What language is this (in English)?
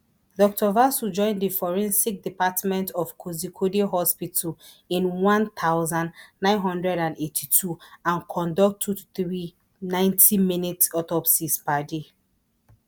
Nigerian Pidgin